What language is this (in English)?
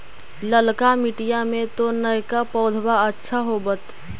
Magahi